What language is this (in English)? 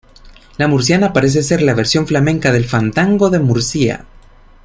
Spanish